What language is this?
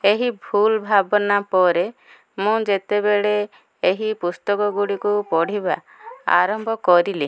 Odia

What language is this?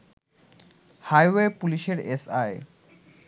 Bangla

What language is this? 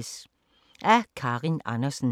Danish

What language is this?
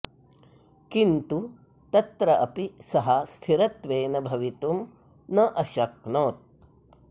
Sanskrit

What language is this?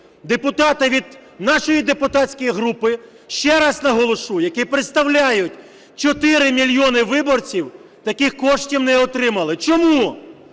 Ukrainian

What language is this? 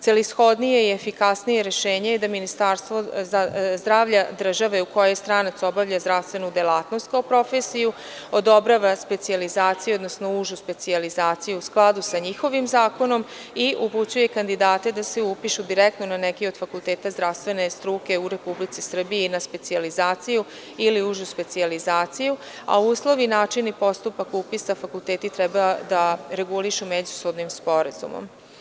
Serbian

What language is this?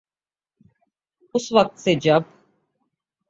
Urdu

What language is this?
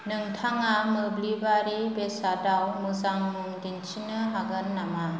Bodo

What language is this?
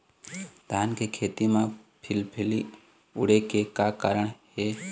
Chhattisgarhi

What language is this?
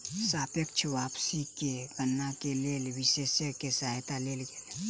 Maithili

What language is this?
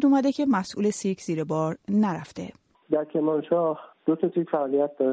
Persian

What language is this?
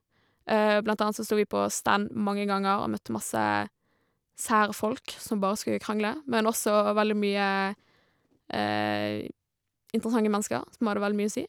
Norwegian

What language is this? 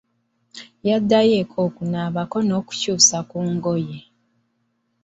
Ganda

